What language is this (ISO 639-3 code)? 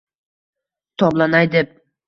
uzb